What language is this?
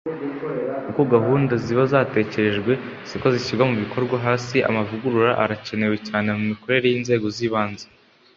Kinyarwanda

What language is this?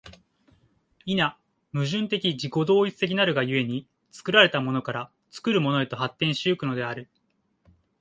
Japanese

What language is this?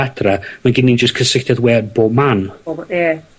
Welsh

